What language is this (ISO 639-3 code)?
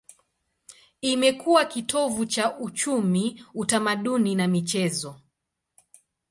swa